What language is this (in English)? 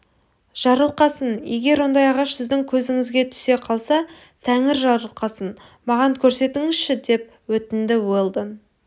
Kazakh